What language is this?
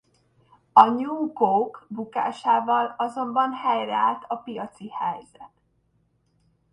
Hungarian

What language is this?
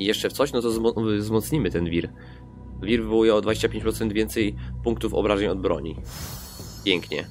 Polish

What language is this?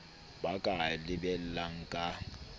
Southern Sotho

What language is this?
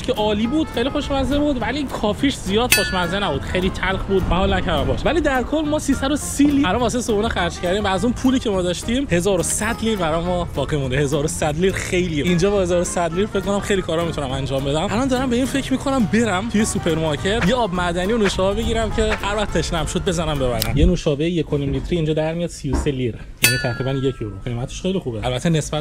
Persian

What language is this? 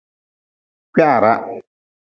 Nawdm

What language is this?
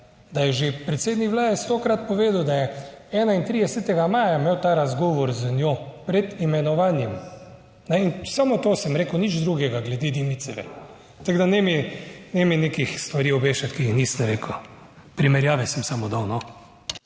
Slovenian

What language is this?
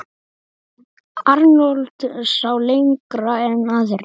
Icelandic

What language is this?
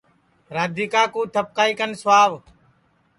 Sansi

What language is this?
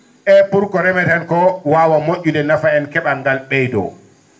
Fula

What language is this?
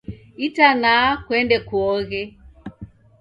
Taita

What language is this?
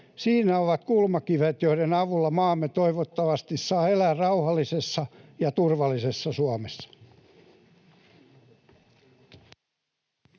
Finnish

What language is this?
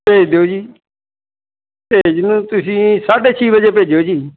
Punjabi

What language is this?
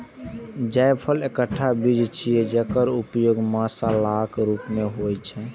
Maithili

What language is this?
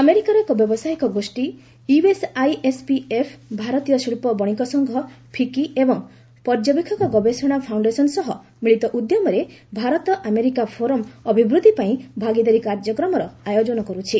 Odia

